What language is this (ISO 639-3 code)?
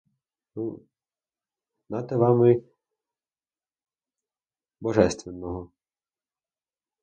ukr